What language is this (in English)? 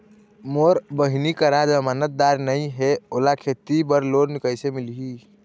Chhattisgarhi